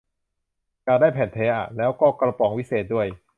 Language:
Thai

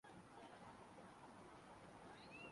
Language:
Urdu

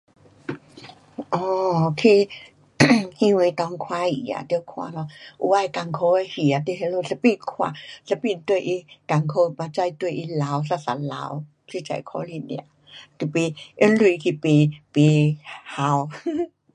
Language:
Pu-Xian Chinese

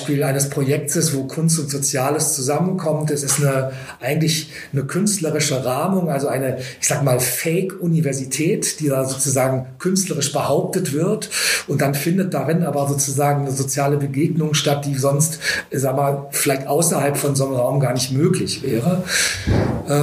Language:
German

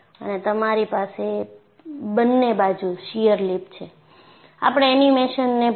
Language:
Gujarati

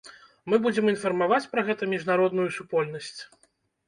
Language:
Belarusian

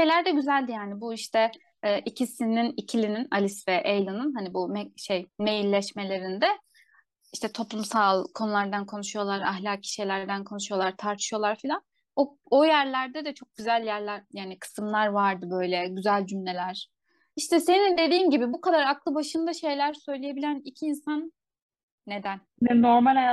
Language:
Turkish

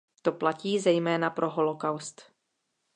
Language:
Czech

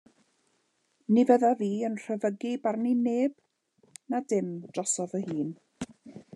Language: Welsh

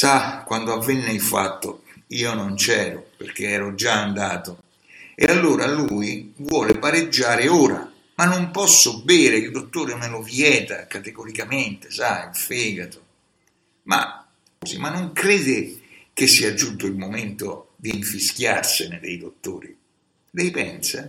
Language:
Italian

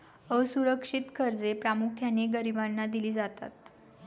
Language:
Marathi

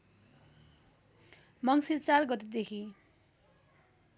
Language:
Nepali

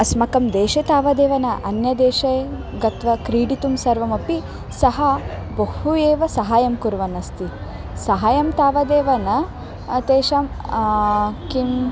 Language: Sanskrit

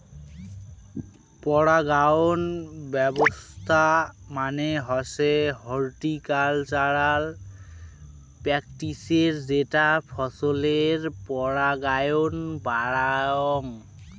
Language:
Bangla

